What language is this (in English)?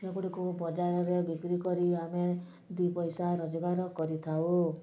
Odia